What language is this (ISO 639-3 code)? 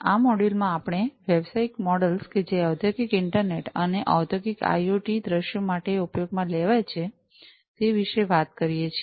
guj